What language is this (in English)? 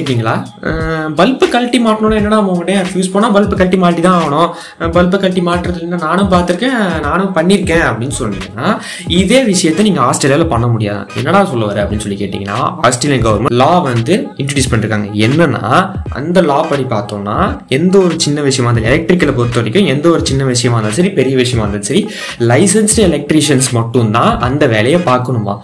Tamil